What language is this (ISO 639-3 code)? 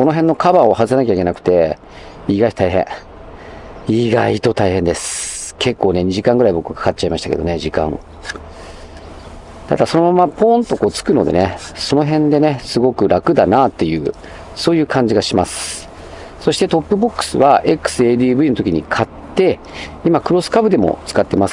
jpn